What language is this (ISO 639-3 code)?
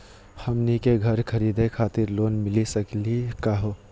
mag